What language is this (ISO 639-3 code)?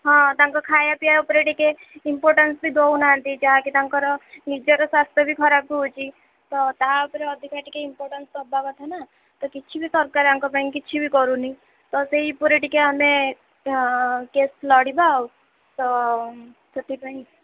ori